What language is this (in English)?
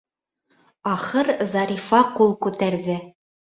Bashkir